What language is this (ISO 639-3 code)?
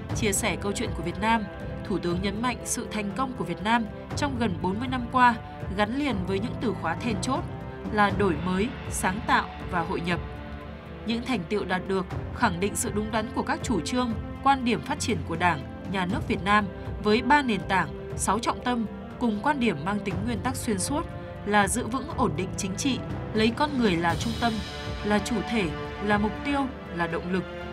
vie